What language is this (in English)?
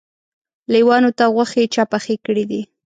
Pashto